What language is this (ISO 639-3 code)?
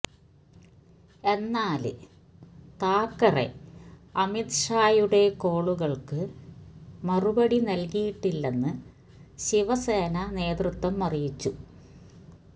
mal